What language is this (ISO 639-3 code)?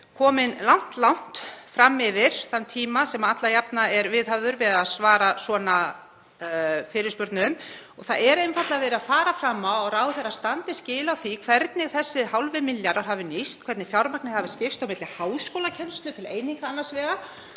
isl